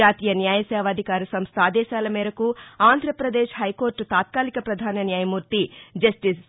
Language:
Telugu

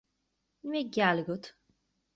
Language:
Irish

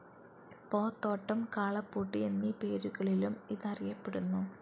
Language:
Malayalam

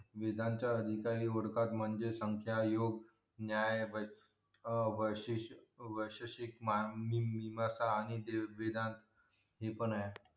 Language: Marathi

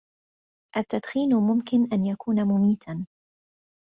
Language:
Arabic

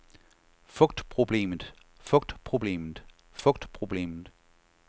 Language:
Danish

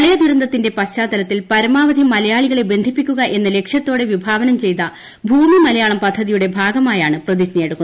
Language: Malayalam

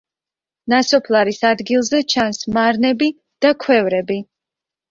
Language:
Georgian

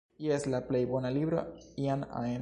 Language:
Esperanto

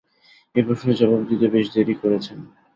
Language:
Bangla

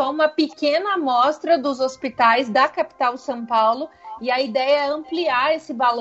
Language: Portuguese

